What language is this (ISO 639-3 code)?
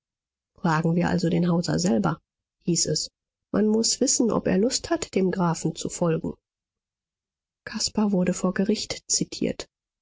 deu